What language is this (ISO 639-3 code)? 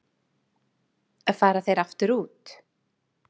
isl